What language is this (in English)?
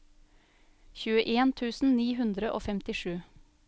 Norwegian